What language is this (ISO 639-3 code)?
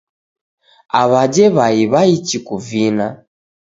dav